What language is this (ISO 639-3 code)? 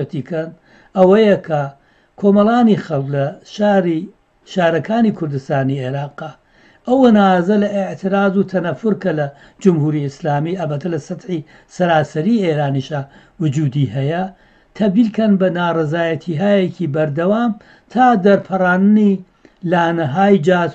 fas